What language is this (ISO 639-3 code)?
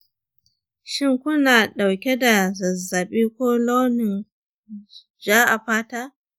hau